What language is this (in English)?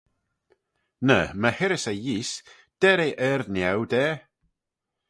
Manx